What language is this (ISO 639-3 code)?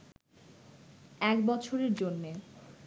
ben